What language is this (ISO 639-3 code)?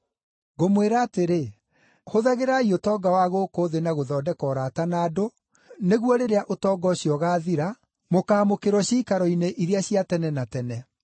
kik